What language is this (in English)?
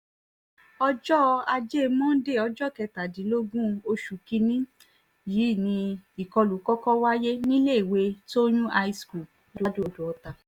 Yoruba